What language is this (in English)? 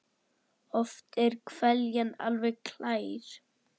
Icelandic